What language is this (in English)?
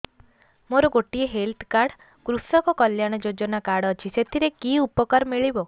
Odia